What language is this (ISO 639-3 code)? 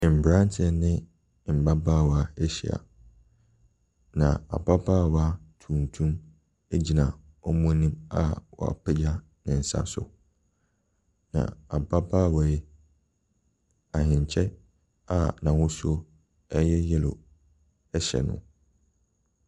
aka